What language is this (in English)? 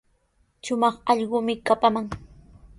Sihuas Ancash Quechua